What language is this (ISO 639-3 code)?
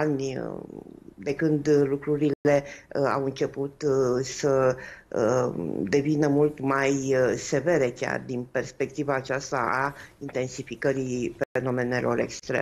ron